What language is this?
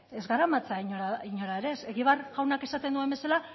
Basque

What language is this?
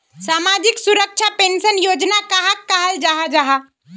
Magahi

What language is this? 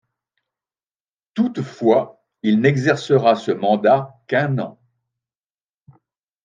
French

